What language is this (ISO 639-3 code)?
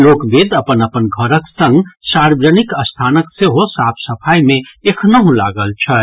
mai